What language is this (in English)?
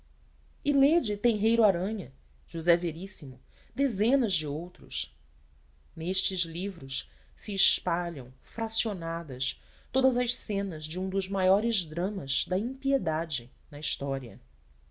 Portuguese